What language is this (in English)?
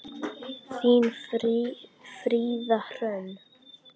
Icelandic